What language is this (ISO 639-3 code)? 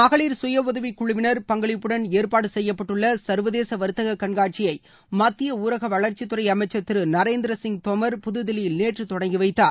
tam